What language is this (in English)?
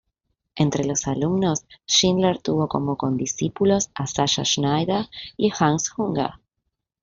Spanish